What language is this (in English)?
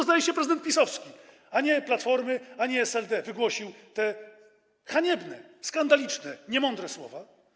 Polish